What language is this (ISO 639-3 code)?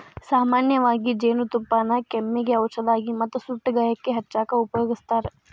kan